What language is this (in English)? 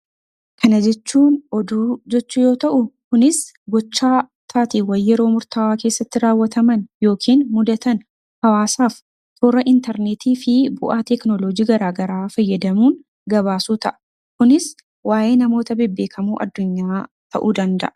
Oromo